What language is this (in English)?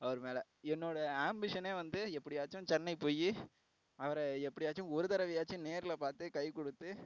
Tamil